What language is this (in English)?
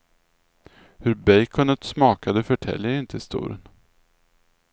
Swedish